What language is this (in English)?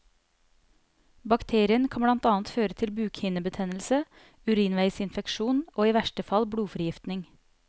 Norwegian